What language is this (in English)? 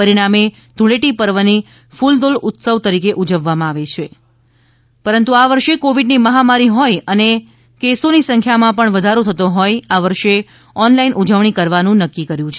Gujarati